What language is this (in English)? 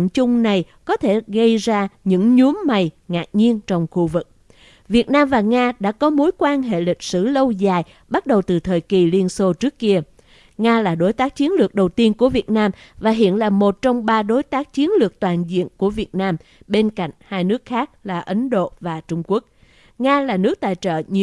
Vietnamese